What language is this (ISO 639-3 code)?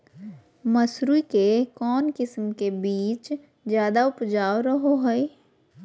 mag